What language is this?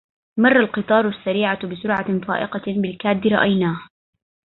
Arabic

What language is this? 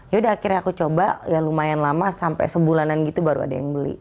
Indonesian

